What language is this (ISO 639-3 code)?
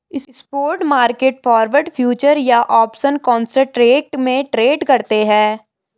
hin